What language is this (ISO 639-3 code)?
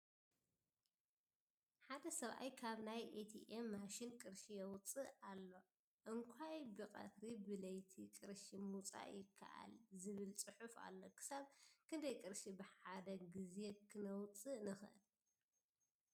tir